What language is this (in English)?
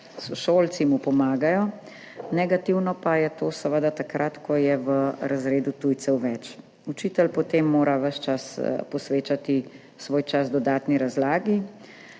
Slovenian